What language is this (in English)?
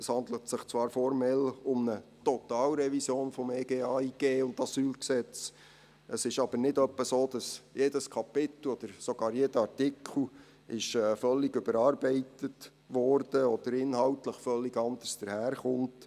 Swiss German